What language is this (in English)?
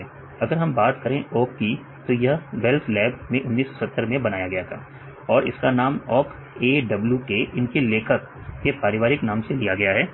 Hindi